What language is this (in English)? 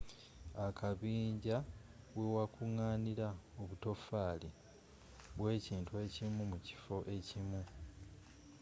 Ganda